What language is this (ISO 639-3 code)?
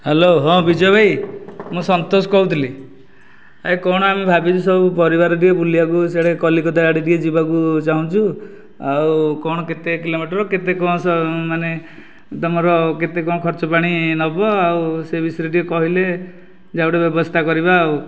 ori